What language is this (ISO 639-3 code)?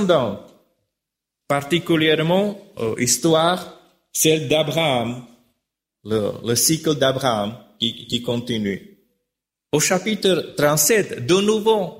fra